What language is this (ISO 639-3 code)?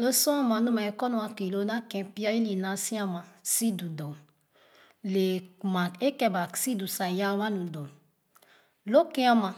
ogo